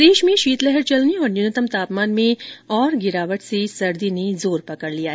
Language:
Hindi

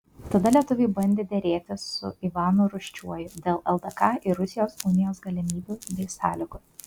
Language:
Lithuanian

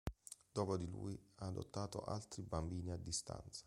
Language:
Italian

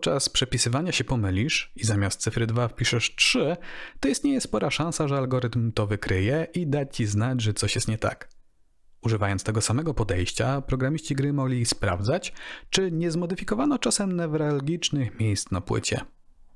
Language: Polish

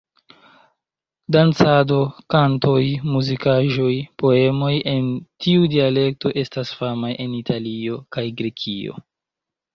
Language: Esperanto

